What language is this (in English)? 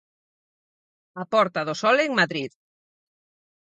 Galician